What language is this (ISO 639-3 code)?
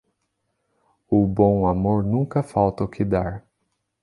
por